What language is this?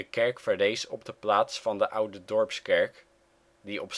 Dutch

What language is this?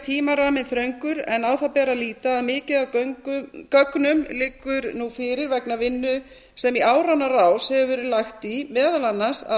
Icelandic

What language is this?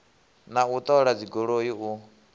Venda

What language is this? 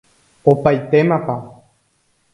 Guarani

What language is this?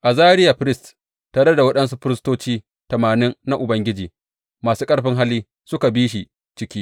Hausa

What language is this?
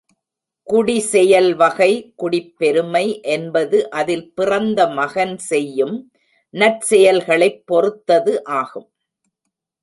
Tamil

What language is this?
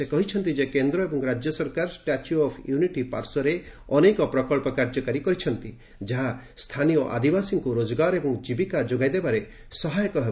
Odia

